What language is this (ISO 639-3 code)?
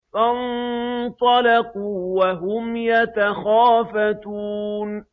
ara